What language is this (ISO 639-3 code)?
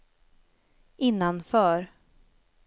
swe